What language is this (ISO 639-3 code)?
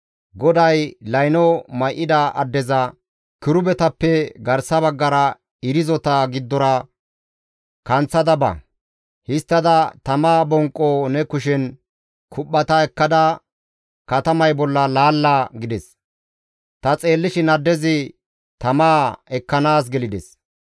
gmv